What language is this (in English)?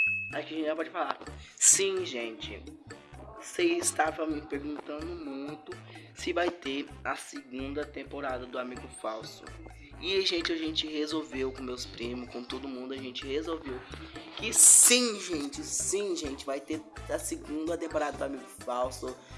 Portuguese